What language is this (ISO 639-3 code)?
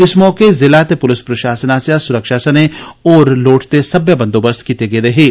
doi